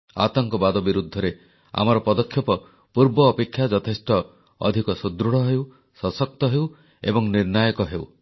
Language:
Odia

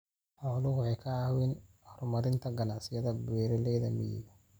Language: Somali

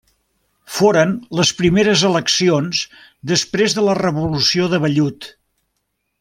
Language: Catalan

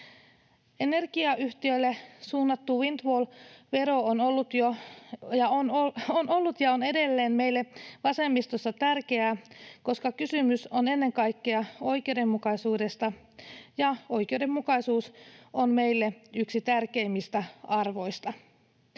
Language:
Finnish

